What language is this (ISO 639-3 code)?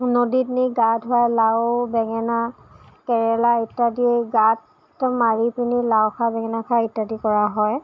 asm